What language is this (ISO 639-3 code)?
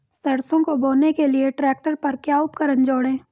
hin